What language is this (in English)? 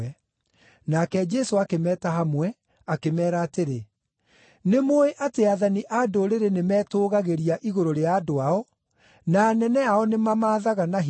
Kikuyu